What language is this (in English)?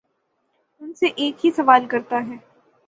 Urdu